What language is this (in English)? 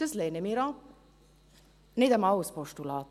Swiss German